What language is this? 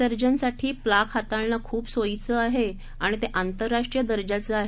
Marathi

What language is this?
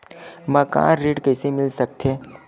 Chhattisgarhi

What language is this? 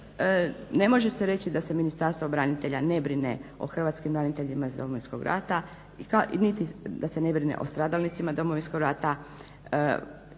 Croatian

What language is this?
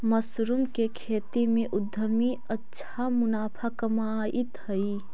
Magahi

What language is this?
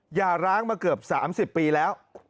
Thai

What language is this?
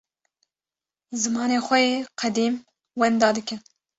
Kurdish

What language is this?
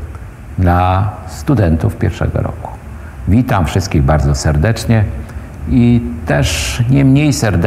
Polish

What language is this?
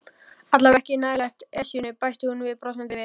Icelandic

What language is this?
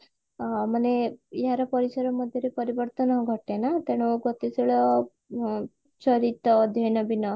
Odia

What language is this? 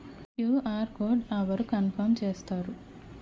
Telugu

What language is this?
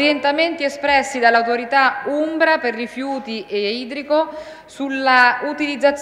Italian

